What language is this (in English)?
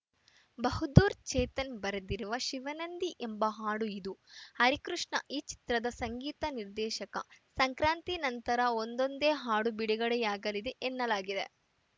Kannada